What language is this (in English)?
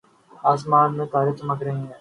Urdu